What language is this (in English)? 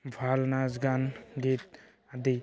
Assamese